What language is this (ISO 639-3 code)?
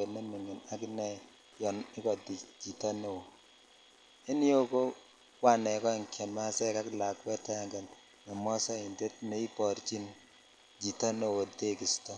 kln